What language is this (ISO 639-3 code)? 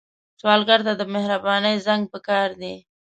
pus